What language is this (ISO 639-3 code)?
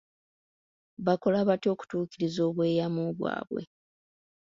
lug